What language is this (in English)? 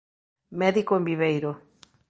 Galician